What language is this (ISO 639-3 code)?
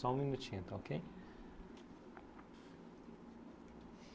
por